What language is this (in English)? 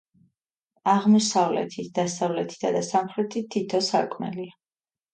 Georgian